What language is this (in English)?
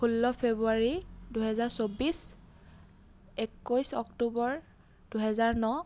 Assamese